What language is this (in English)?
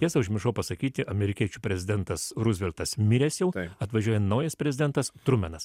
Lithuanian